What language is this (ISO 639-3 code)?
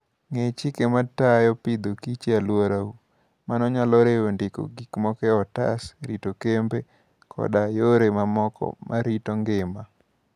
luo